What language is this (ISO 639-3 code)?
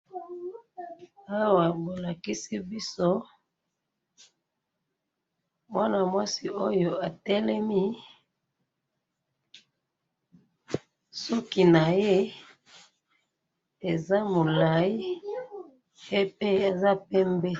lin